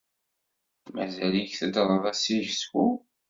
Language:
Kabyle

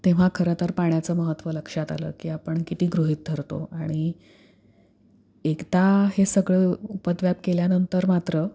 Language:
Marathi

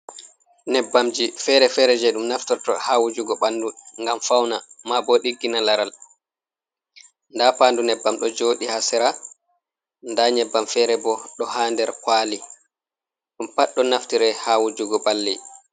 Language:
Fula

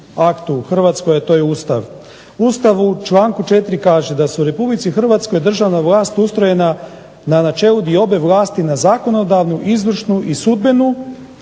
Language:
Croatian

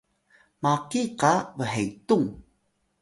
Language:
Atayal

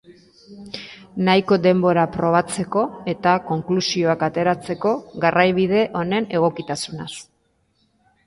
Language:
Basque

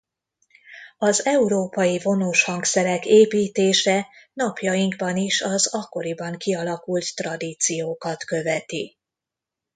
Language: Hungarian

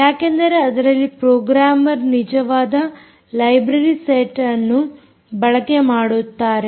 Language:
Kannada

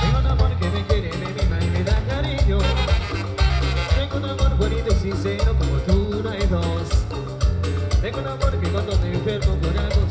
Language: Spanish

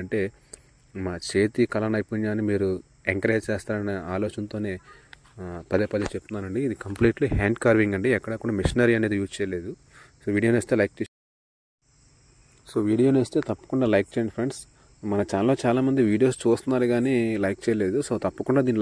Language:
Telugu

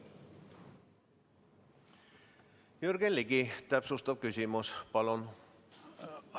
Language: Estonian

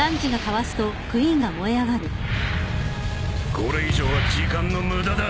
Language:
Japanese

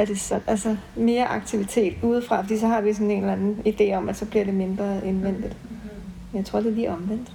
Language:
Danish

